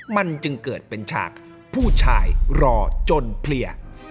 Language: Thai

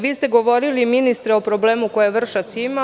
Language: Serbian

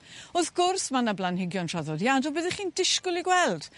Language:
Welsh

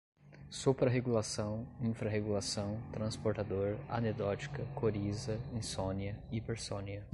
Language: Portuguese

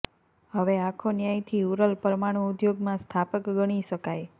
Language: Gujarati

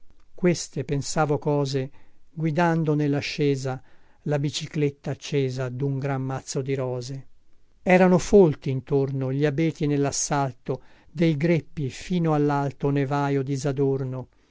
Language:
Italian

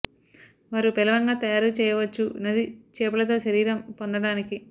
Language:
Telugu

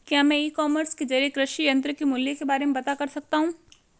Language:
Hindi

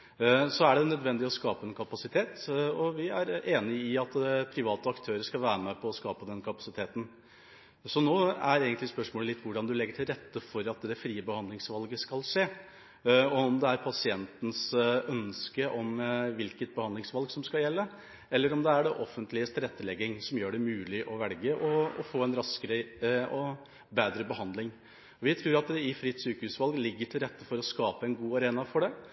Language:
Norwegian Bokmål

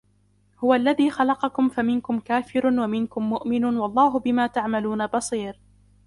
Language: Arabic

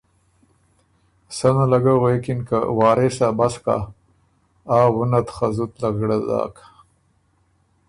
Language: Ormuri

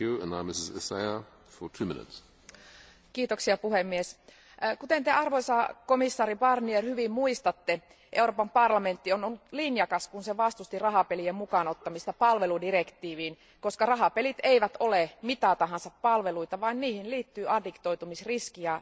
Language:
Finnish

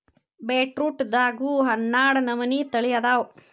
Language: Kannada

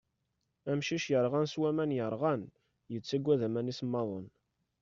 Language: Kabyle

